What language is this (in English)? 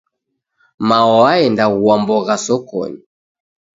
Taita